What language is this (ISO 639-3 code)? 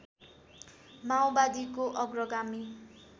nep